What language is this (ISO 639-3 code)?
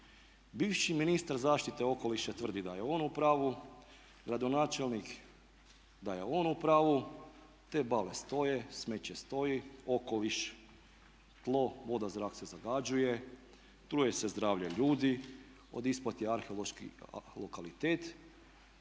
hrv